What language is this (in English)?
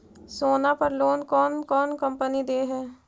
Magahi